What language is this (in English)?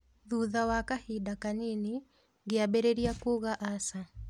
Kikuyu